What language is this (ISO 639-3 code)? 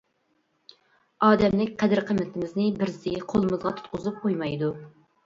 uig